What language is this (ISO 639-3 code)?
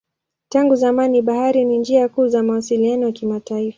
swa